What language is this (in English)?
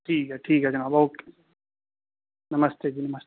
Dogri